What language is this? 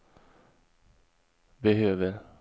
Swedish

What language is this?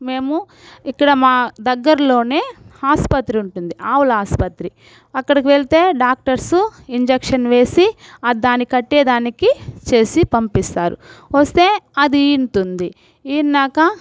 Telugu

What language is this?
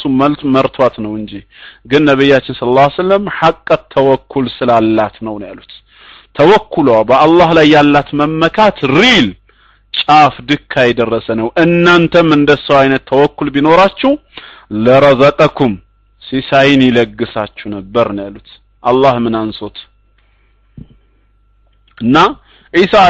Arabic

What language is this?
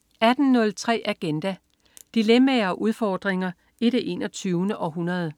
Danish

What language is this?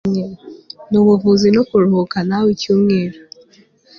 Kinyarwanda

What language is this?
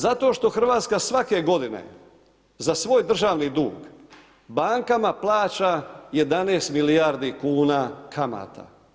Croatian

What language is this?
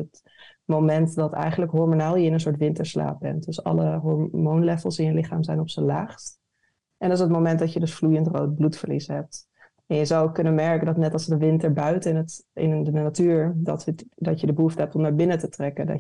Dutch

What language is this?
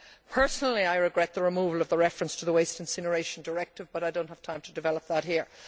English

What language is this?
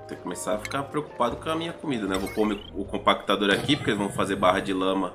Portuguese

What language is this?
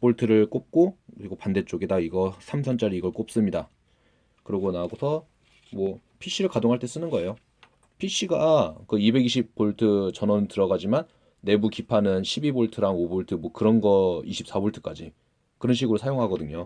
Korean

